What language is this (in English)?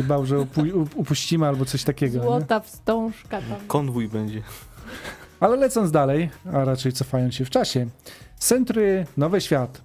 Polish